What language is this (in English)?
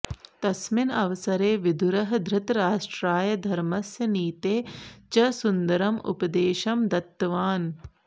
Sanskrit